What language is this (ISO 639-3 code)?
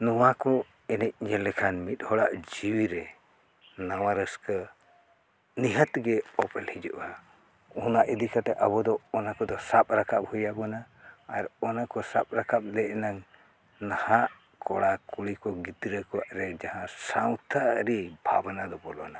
sat